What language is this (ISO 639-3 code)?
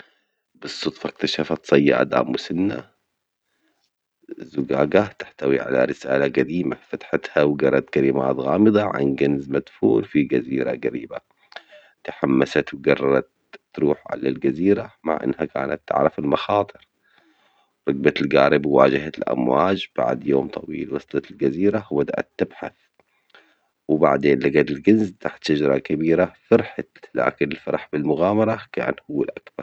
acx